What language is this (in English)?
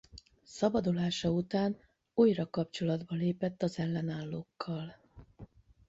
Hungarian